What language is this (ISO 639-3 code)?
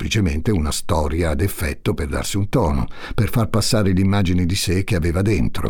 ita